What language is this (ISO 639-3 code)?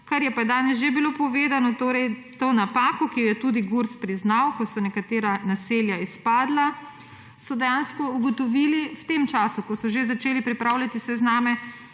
slv